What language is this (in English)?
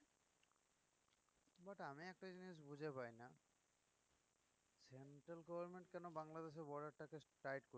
Bangla